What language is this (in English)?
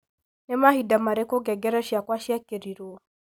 Kikuyu